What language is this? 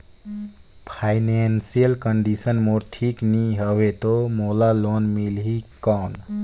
Chhattisgarhi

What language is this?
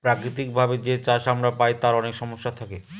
Bangla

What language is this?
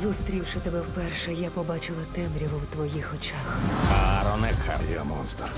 Ukrainian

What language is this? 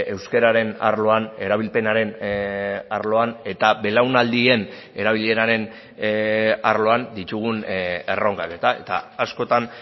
Basque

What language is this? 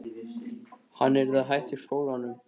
Icelandic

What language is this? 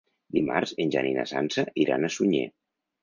Catalan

